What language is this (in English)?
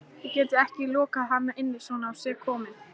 Icelandic